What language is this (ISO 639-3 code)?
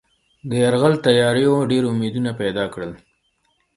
pus